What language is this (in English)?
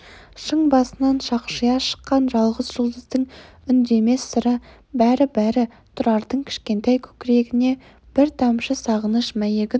Kazakh